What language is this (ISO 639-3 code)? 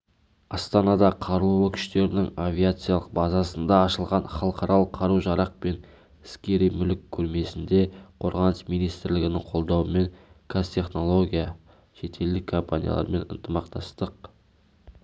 kaz